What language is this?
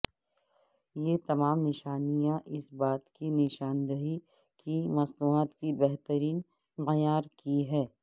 Urdu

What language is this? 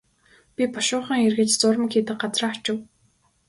Mongolian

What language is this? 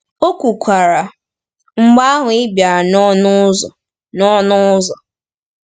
Igbo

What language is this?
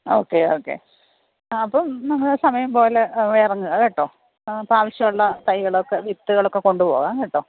Malayalam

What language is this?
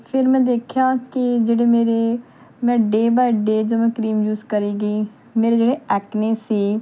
Punjabi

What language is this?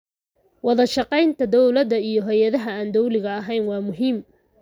Somali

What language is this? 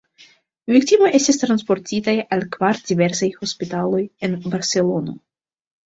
Esperanto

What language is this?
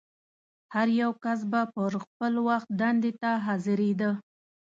Pashto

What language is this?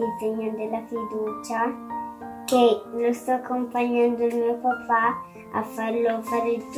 Italian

